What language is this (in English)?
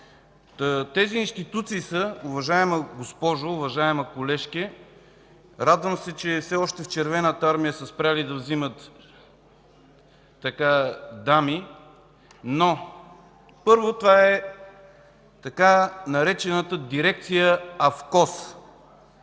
Bulgarian